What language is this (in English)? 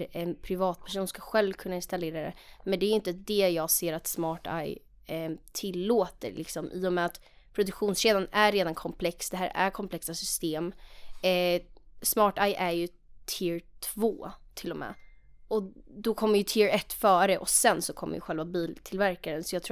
Swedish